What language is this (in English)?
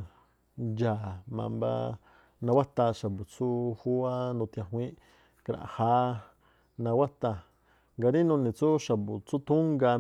Tlacoapa Me'phaa